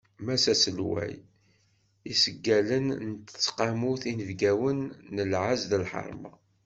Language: Kabyle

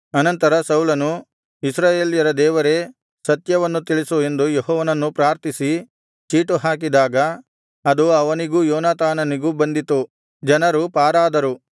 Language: Kannada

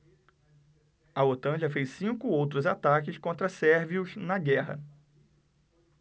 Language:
Portuguese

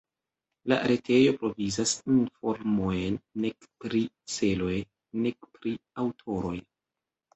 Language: Esperanto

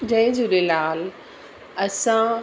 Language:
Sindhi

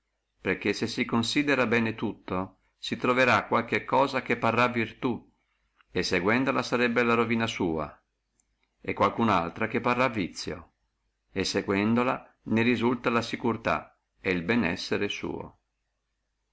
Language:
Italian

